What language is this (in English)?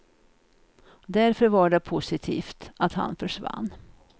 Swedish